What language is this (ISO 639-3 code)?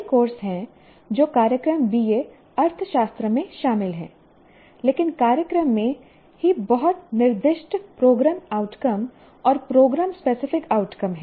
hin